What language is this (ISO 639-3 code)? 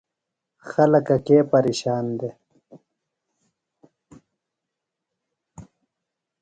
phl